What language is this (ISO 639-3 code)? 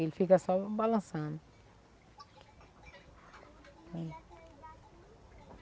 por